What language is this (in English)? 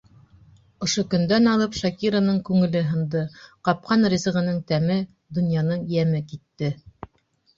Bashkir